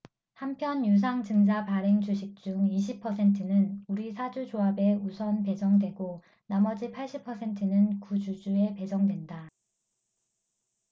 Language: Korean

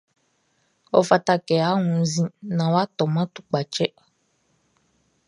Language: Baoulé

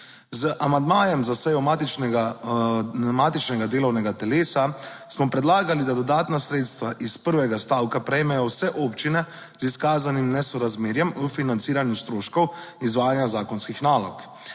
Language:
Slovenian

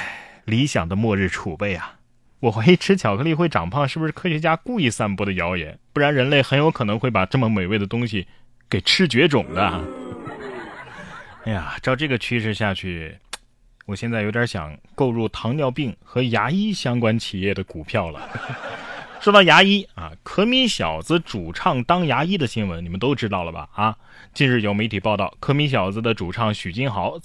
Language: Chinese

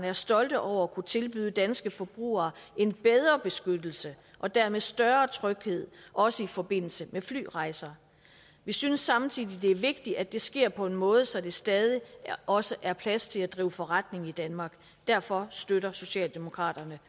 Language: Danish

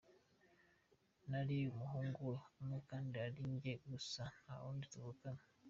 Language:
Kinyarwanda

